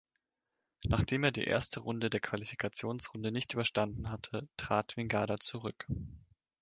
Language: German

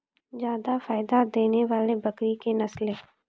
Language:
Maithili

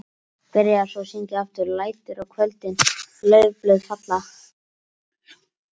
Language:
Icelandic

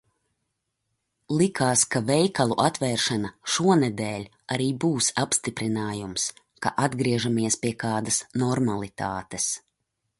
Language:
Latvian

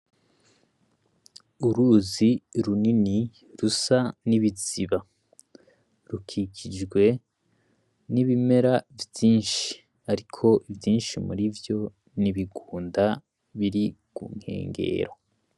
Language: Rundi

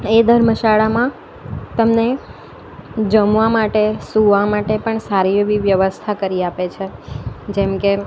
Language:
Gujarati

